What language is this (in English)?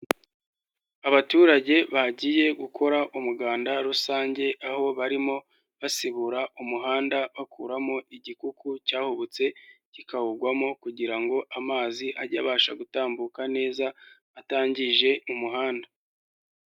Kinyarwanda